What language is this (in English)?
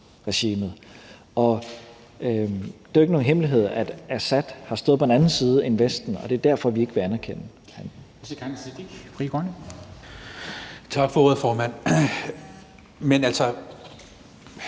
Danish